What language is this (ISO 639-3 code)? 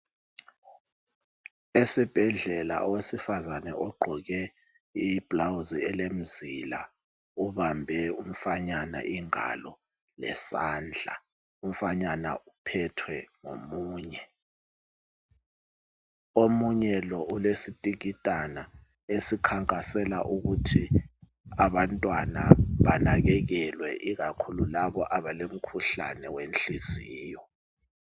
nde